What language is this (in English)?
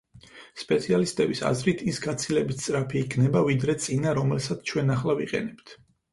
Georgian